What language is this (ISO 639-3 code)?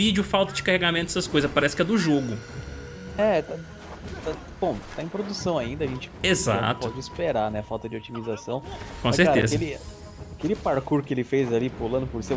por